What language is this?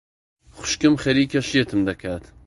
Central Kurdish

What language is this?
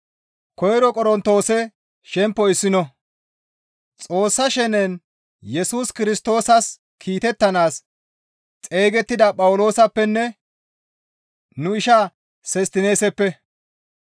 Gamo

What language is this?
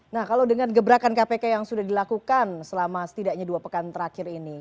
Indonesian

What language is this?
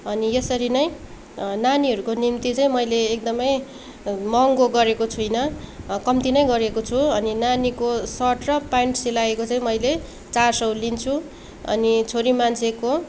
Nepali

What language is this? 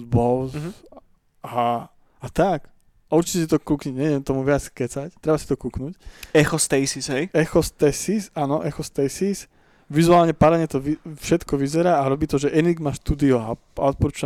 Slovak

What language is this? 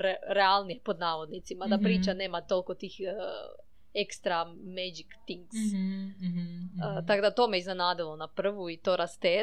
Croatian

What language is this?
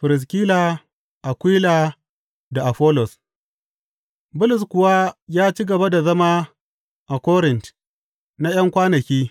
Hausa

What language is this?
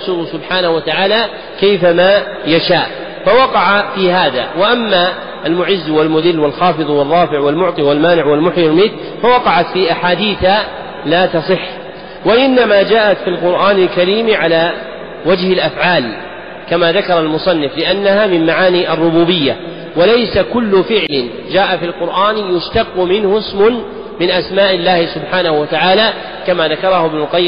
Arabic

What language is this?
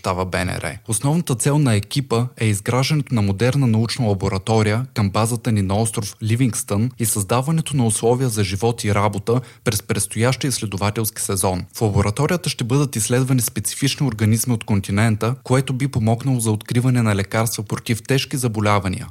Bulgarian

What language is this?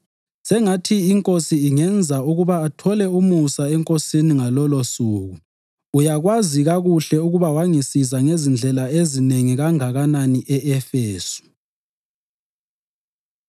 North Ndebele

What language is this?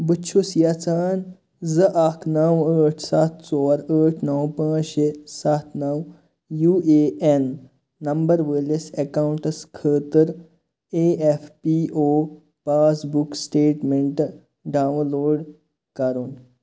Kashmiri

